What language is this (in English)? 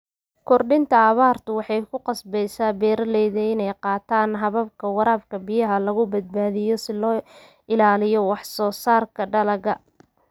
Somali